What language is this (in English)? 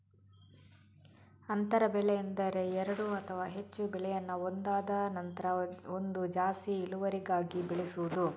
Kannada